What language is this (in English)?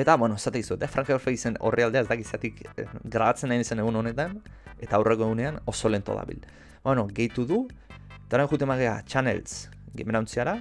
Italian